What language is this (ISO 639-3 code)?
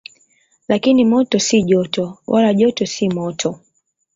swa